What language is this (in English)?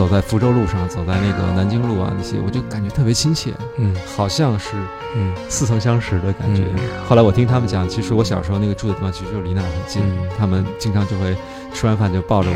Chinese